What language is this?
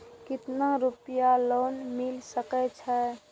Maithili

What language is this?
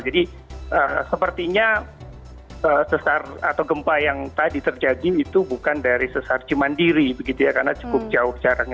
Indonesian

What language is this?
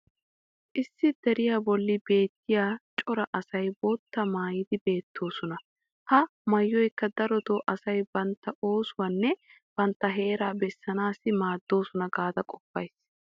Wolaytta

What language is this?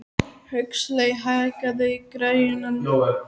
Icelandic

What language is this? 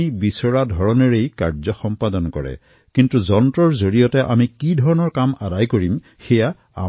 Assamese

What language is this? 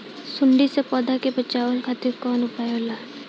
Bhojpuri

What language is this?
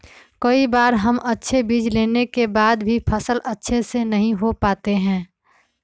Magahi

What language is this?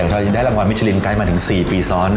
Thai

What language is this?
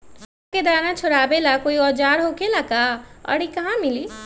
Magahi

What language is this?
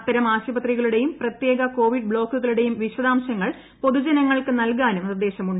Malayalam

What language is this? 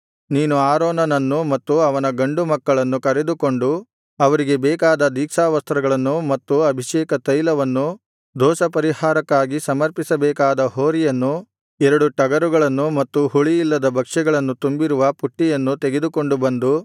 Kannada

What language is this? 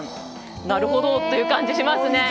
Japanese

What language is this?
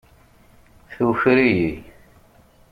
Kabyle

